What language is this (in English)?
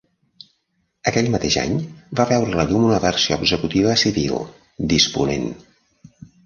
Catalan